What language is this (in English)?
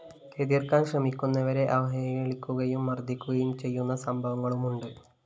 Malayalam